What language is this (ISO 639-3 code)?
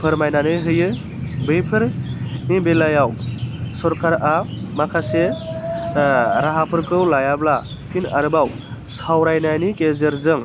brx